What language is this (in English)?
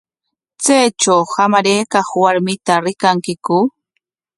Corongo Ancash Quechua